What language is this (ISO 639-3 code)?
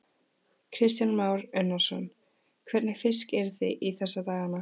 isl